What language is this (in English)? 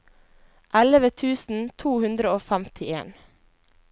Norwegian